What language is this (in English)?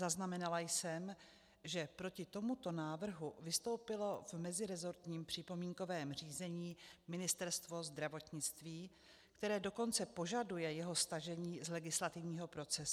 Czech